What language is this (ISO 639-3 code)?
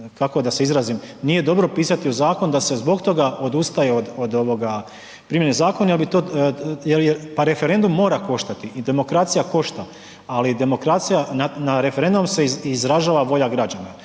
hrv